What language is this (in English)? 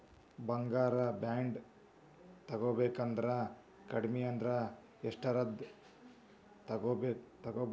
Kannada